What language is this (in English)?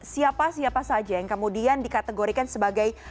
Indonesian